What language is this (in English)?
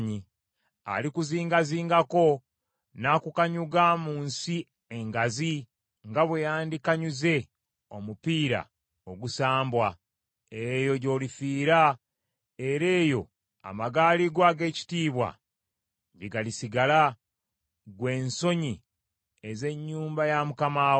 Ganda